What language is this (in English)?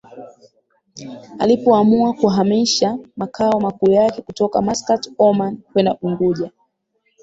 Swahili